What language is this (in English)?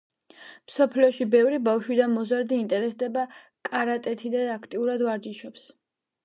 Georgian